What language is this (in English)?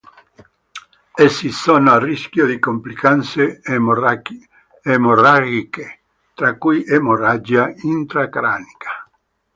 Italian